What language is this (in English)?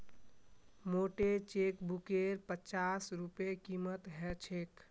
Magahi